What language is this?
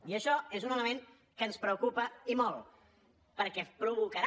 Catalan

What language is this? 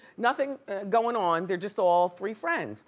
English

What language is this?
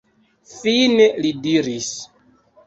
Esperanto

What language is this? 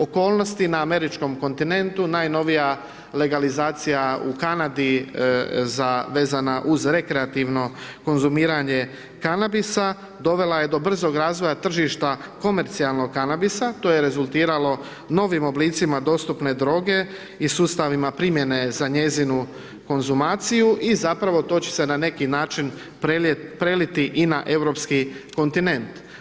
Croatian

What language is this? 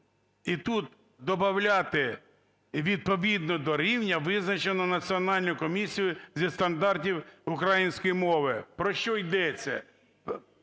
Ukrainian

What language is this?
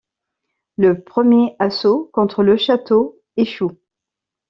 French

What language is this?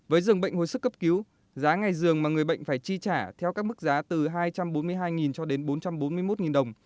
Vietnamese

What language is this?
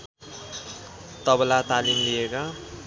Nepali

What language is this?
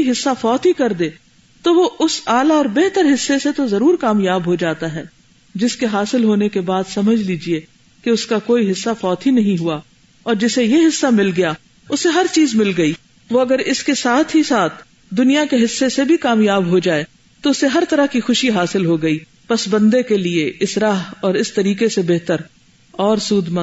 Urdu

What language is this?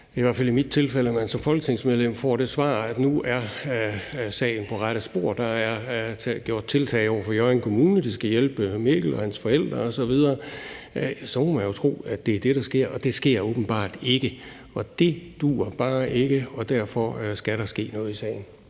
Danish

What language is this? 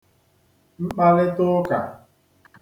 Igbo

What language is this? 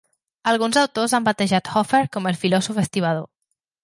Catalan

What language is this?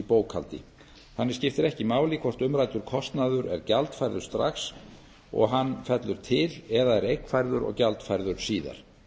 Icelandic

